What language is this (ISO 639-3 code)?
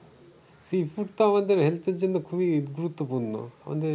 ben